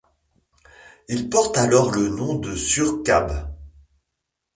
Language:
French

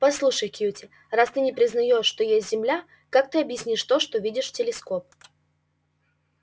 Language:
Russian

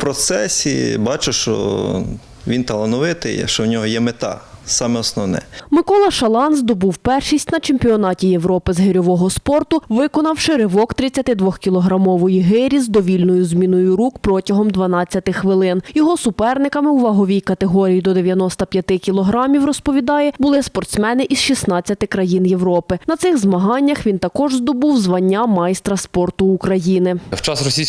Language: Ukrainian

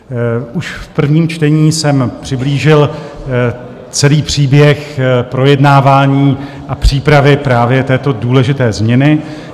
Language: Czech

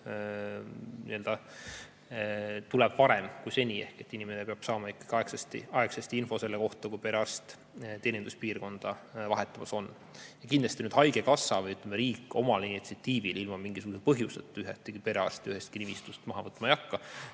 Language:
Estonian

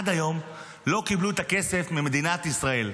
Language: Hebrew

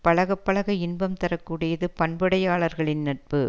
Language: Tamil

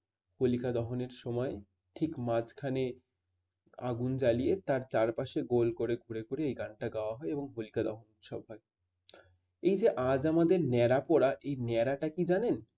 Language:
Bangla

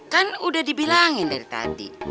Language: Indonesian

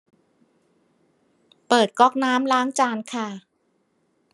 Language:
Thai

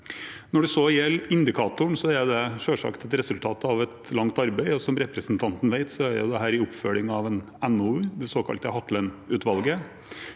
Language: Norwegian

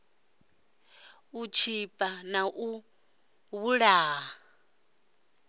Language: Venda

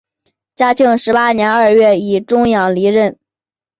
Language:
Chinese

